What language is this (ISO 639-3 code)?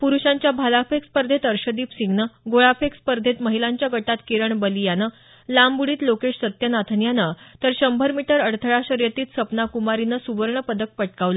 mar